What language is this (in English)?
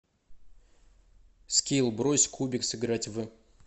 Russian